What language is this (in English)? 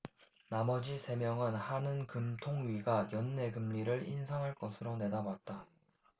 Korean